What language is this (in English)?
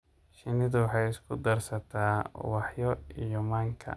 Somali